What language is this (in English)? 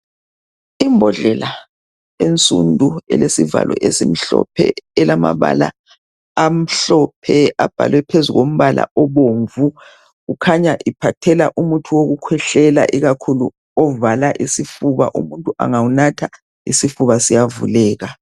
North Ndebele